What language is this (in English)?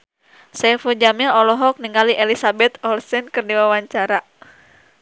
Sundanese